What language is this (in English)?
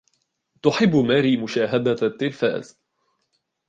Arabic